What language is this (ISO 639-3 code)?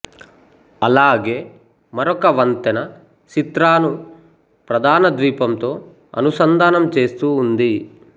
tel